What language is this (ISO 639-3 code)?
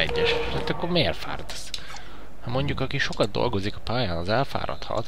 hun